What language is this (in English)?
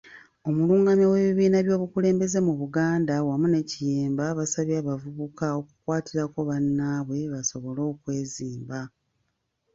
Ganda